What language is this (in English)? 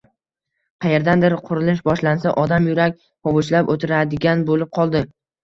Uzbek